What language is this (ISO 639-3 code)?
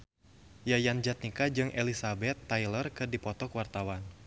sun